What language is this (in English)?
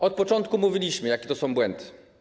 Polish